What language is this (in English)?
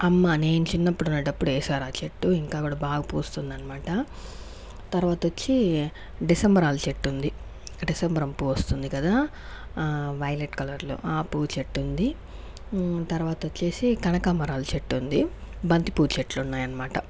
Telugu